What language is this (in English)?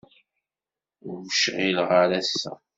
Kabyle